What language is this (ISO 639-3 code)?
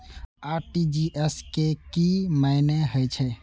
mai